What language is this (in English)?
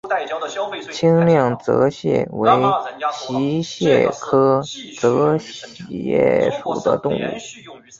Chinese